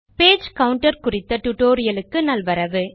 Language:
Tamil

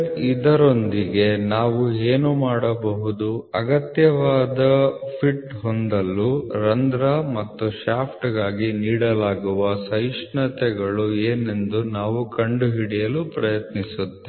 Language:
Kannada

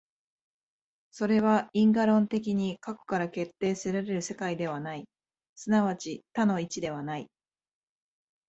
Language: Japanese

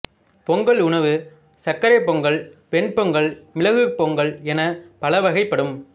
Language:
Tamil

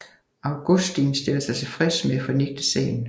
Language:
Danish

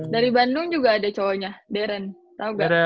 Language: Indonesian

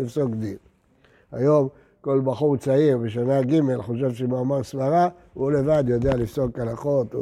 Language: Hebrew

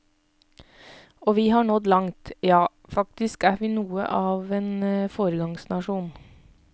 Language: Norwegian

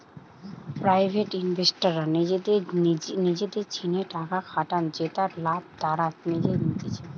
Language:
Bangla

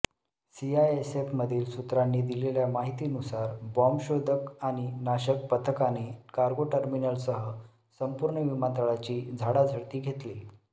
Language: Marathi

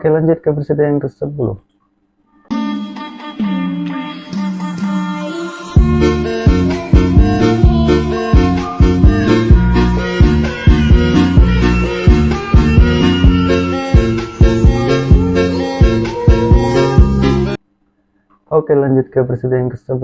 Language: Indonesian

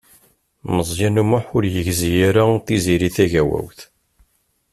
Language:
Kabyle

